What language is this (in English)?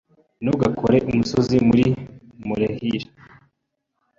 Kinyarwanda